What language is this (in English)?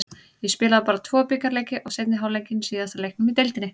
Icelandic